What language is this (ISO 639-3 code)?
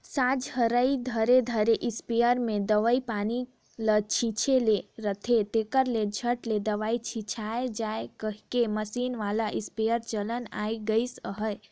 hne